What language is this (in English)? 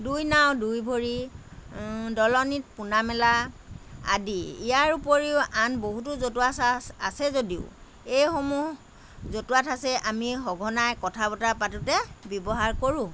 Assamese